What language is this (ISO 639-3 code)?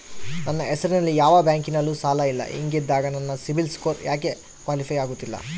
kan